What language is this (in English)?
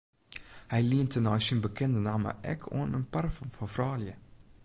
Western Frisian